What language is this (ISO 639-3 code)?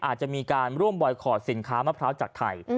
tha